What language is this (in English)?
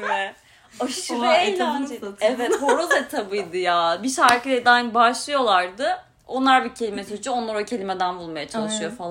Turkish